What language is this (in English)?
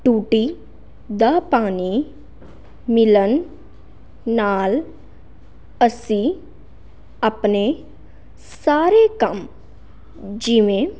Punjabi